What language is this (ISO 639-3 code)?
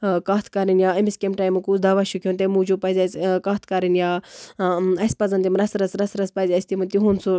kas